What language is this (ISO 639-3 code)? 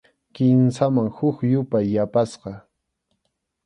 qxu